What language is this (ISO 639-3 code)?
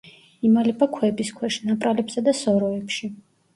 kat